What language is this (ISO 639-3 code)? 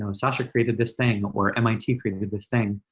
eng